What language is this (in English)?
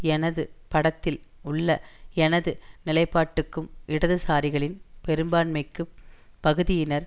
Tamil